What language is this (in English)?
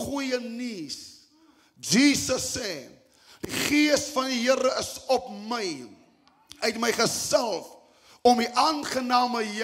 Dutch